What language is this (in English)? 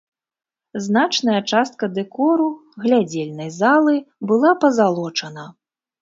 Belarusian